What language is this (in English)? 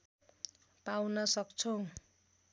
Nepali